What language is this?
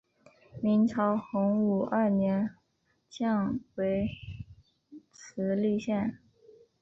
Chinese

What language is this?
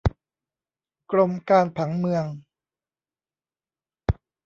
Thai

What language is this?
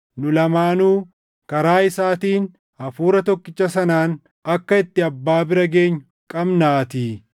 Oromo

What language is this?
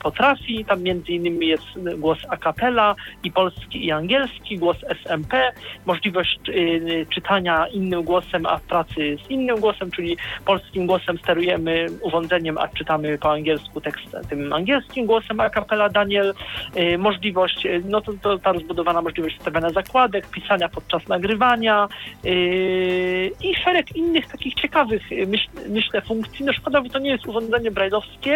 Polish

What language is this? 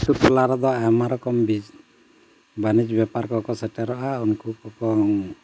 Santali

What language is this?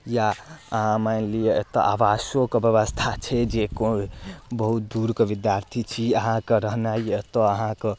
Maithili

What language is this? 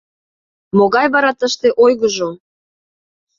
Mari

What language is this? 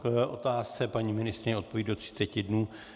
Czech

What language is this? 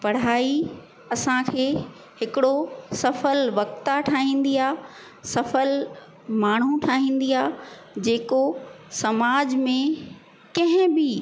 Sindhi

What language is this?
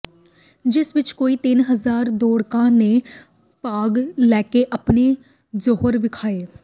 Punjabi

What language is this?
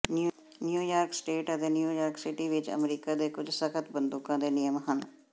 Punjabi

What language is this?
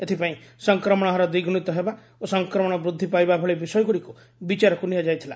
Odia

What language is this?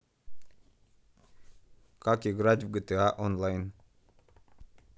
Russian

